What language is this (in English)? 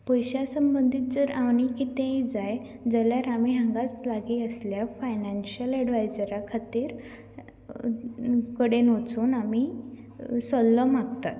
Konkani